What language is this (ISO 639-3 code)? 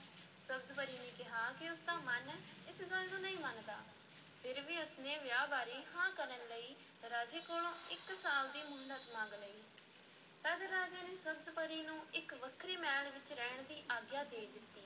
pan